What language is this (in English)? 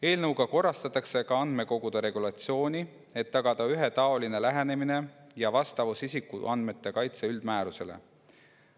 Estonian